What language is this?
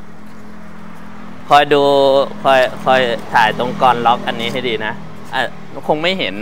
Thai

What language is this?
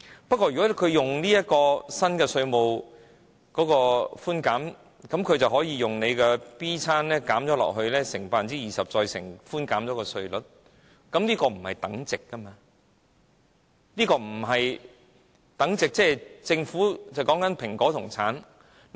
Cantonese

